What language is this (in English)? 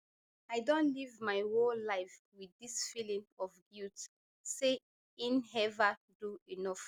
Nigerian Pidgin